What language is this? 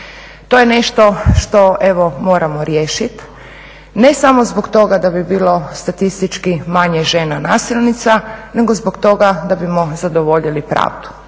Croatian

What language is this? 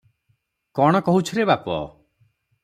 Odia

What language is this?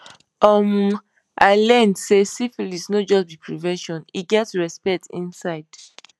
Nigerian Pidgin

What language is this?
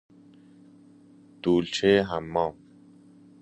Persian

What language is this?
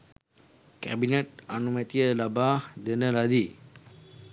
Sinhala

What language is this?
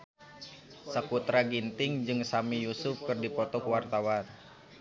Sundanese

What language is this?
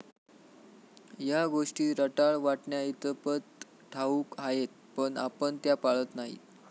Marathi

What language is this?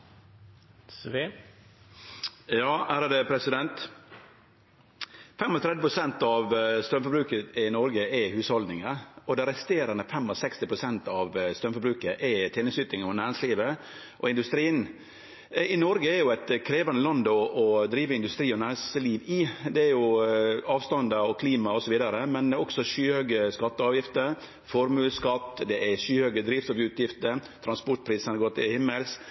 Norwegian Nynorsk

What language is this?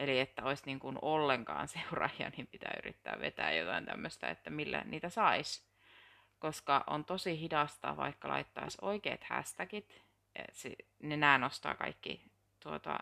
Finnish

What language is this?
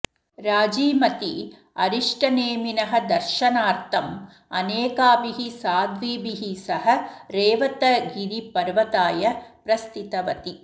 Sanskrit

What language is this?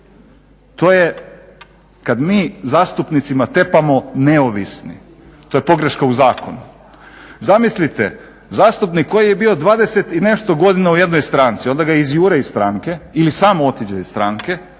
Croatian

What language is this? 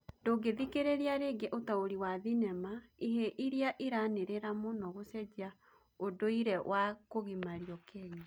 Kikuyu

